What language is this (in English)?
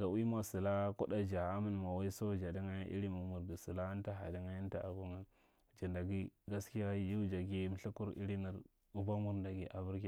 Marghi Central